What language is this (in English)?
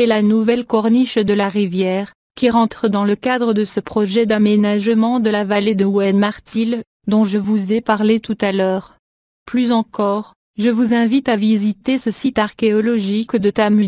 French